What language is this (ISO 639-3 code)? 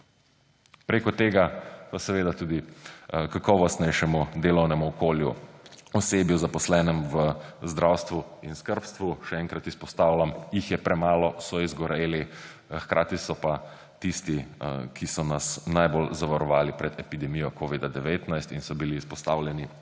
slv